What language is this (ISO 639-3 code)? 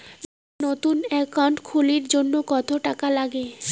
ben